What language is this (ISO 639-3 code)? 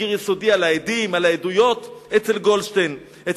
heb